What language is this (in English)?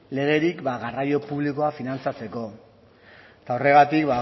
Basque